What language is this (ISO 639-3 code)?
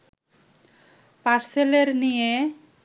ben